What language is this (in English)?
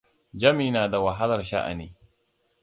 Hausa